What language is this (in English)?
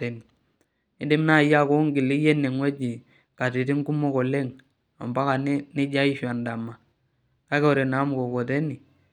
Masai